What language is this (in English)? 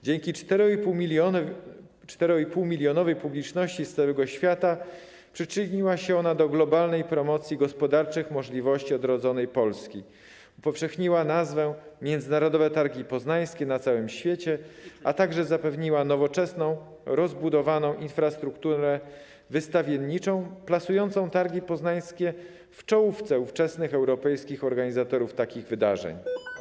Polish